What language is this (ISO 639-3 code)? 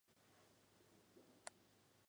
zho